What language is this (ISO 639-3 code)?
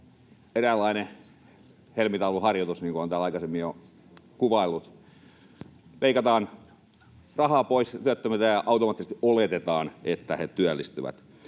fin